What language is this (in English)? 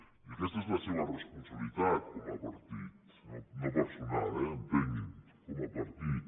Catalan